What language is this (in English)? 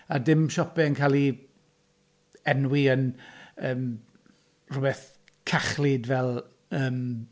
Welsh